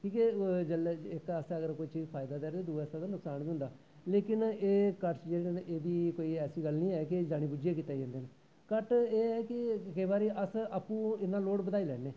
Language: Dogri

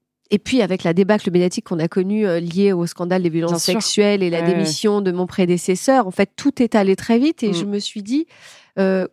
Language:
French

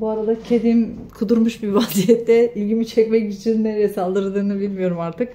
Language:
Turkish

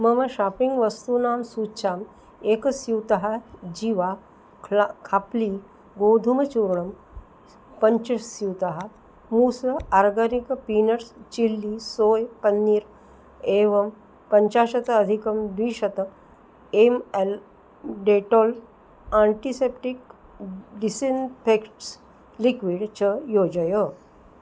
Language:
Sanskrit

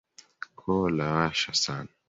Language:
Swahili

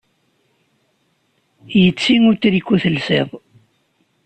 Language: Kabyle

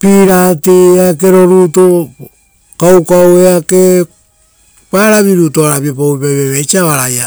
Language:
Rotokas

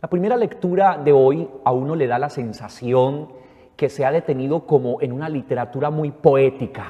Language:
Spanish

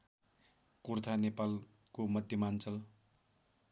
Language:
Nepali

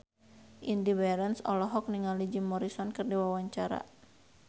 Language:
Sundanese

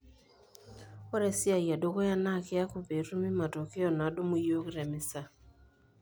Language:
Masai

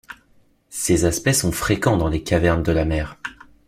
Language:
French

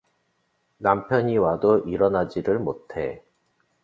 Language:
Korean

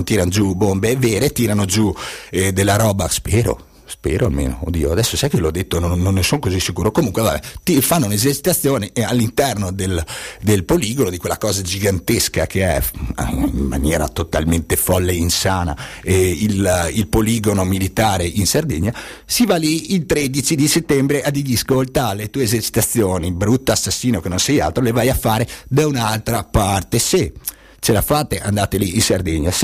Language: Italian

